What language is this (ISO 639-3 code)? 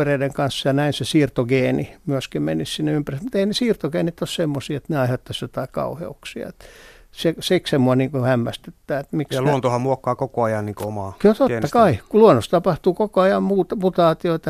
fin